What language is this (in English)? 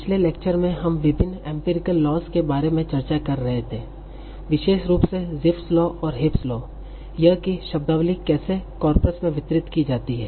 Hindi